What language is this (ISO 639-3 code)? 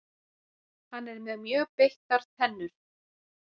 isl